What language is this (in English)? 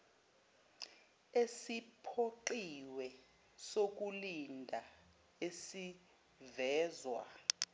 Zulu